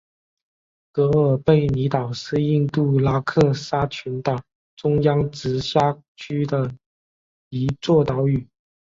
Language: Chinese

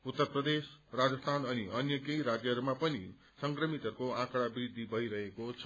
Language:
Nepali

